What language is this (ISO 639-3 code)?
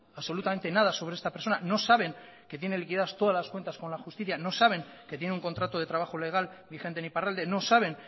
spa